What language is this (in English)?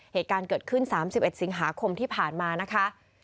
Thai